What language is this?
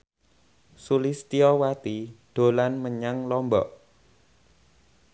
Javanese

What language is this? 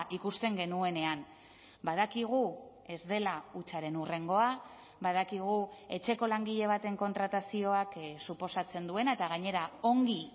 Basque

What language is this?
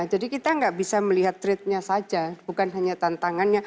Indonesian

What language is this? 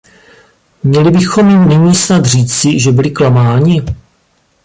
Czech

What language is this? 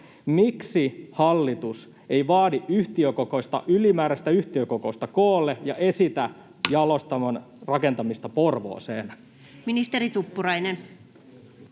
Finnish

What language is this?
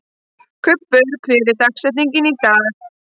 Icelandic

